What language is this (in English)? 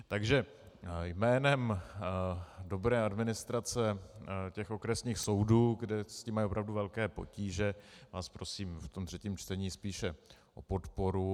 Czech